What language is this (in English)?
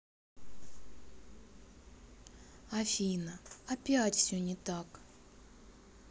Russian